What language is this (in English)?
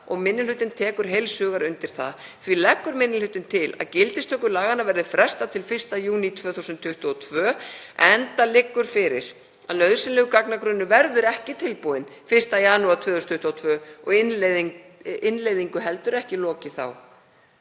Icelandic